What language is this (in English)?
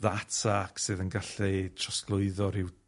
Welsh